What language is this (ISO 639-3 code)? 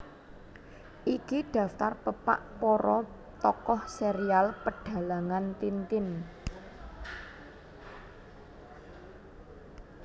jav